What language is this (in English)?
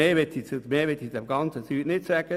Swiss German